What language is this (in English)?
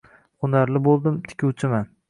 Uzbek